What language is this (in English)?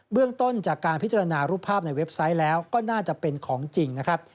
Thai